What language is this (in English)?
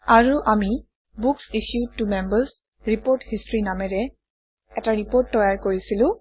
Assamese